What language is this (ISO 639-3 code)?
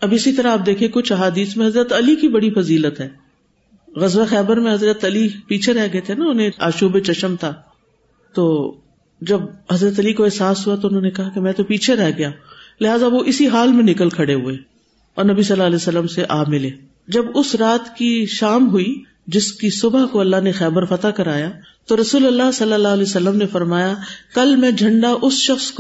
urd